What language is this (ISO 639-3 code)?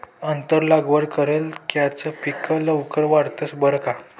mar